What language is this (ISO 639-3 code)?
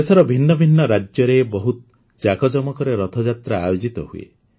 ori